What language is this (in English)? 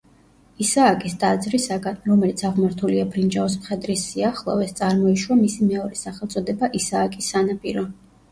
Georgian